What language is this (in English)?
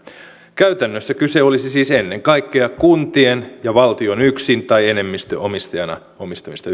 Finnish